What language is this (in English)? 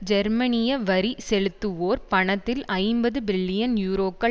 Tamil